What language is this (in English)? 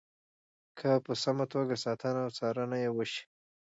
Pashto